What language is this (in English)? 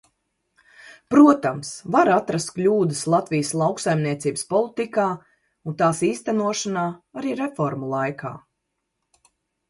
Latvian